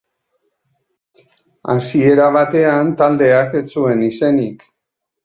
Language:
Basque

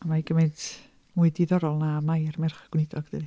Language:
Welsh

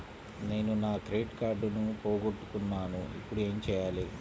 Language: Telugu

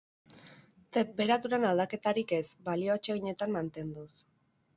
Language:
Basque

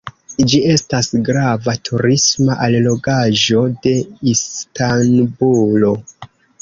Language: Esperanto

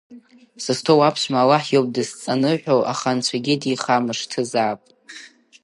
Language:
Abkhazian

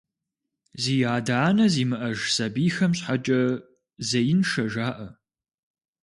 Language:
Kabardian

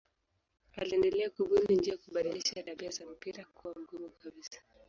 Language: Swahili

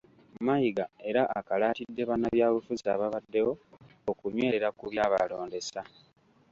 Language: Ganda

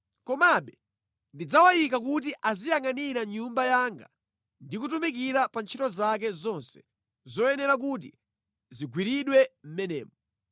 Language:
Nyanja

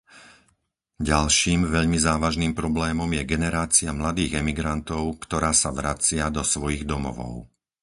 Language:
Slovak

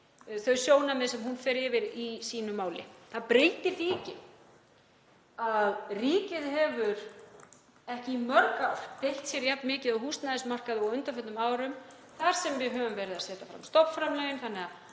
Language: Icelandic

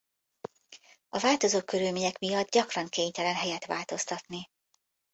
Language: Hungarian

